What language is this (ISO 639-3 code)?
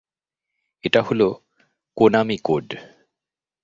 ben